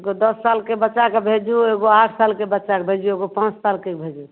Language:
Maithili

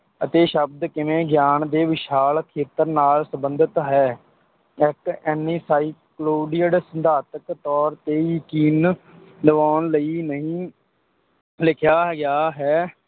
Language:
Punjabi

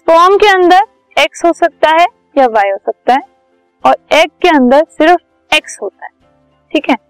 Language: Hindi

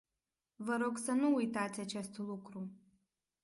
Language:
Romanian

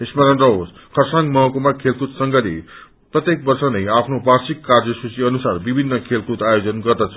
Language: Nepali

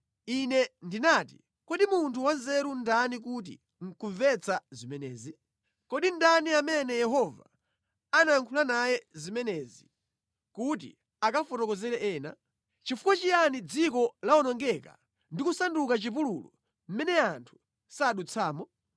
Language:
Nyanja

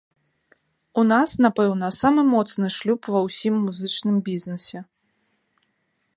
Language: Belarusian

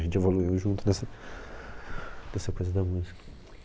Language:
Portuguese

